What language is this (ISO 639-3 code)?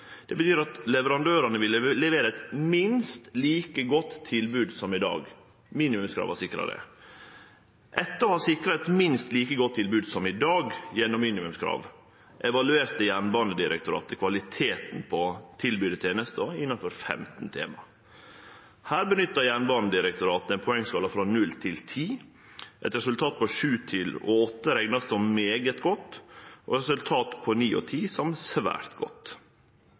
nno